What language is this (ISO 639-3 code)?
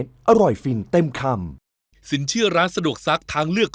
tha